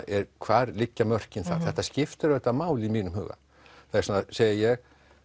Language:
Icelandic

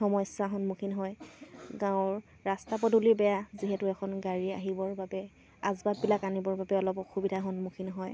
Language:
Assamese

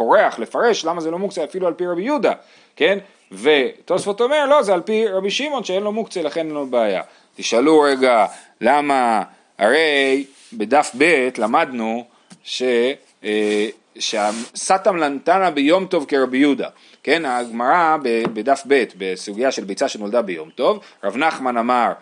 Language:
Hebrew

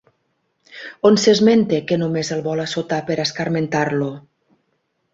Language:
Catalan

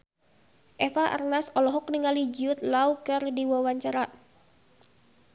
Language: Sundanese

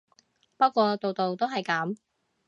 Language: Cantonese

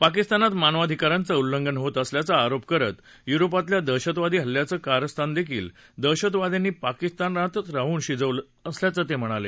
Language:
Marathi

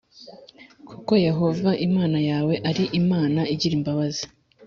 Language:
Kinyarwanda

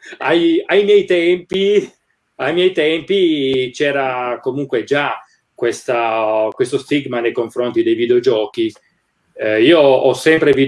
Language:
Italian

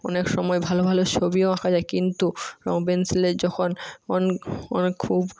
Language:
Bangla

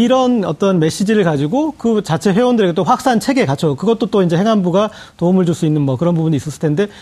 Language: Korean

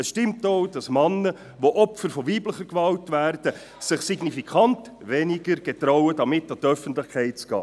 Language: Swiss German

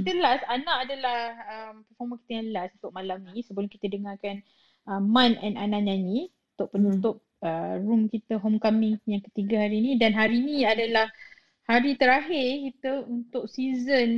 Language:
Malay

